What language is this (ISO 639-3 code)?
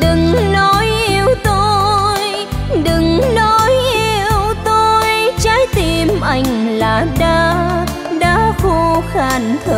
vie